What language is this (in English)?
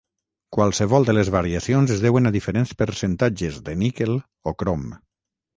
Catalan